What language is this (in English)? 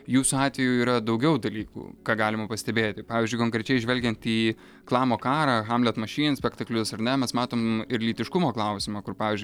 Lithuanian